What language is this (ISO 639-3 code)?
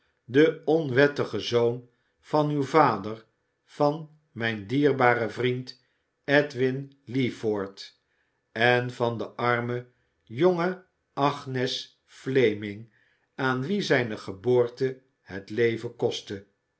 nld